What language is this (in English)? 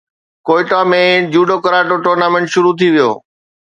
Sindhi